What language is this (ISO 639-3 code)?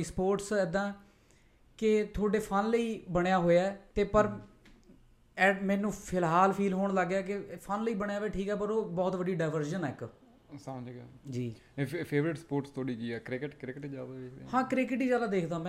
pan